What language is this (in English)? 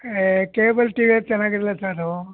Kannada